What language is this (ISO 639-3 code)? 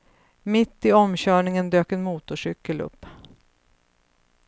swe